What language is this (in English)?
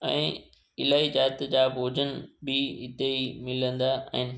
Sindhi